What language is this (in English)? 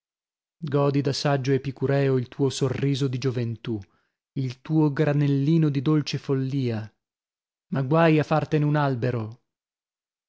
Italian